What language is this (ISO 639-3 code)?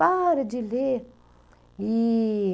por